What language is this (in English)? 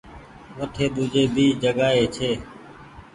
Goaria